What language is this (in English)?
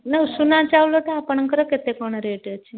Odia